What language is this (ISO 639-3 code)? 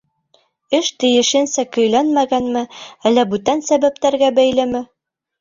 bak